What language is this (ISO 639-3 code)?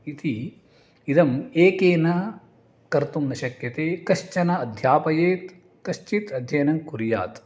san